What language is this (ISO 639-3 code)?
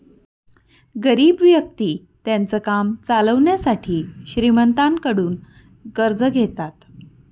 mar